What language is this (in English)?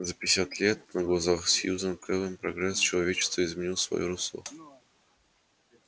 Russian